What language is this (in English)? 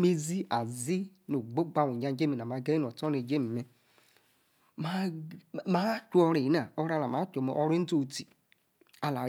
Yace